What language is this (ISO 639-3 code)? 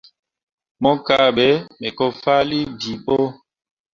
mua